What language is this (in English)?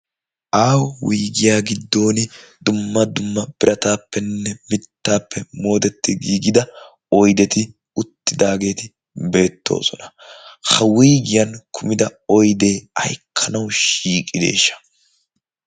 Wolaytta